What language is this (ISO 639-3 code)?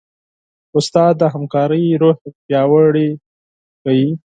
pus